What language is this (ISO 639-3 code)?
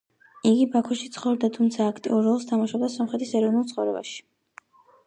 kat